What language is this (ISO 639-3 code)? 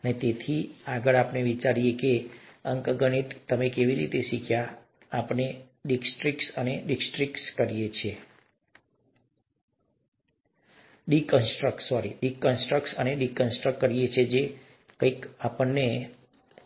guj